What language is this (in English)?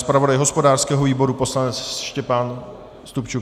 Czech